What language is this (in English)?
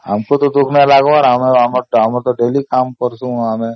Odia